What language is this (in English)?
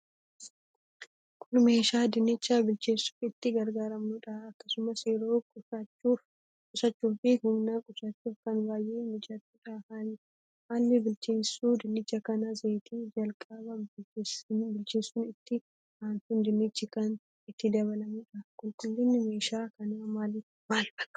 Oromo